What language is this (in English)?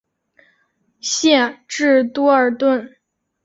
Chinese